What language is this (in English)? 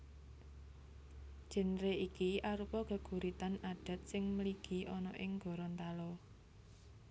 Javanese